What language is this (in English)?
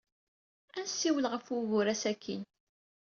Kabyle